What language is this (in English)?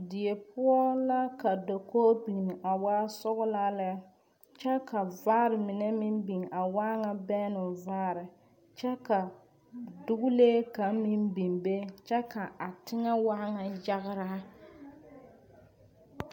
Southern Dagaare